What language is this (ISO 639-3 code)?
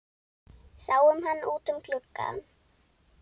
isl